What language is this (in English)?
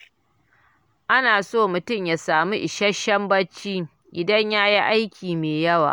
Hausa